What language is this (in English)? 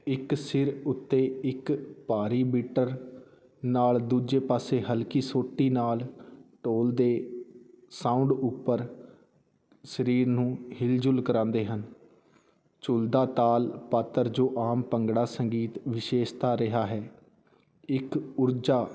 Punjabi